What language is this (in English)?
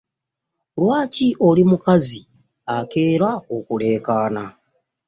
Ganda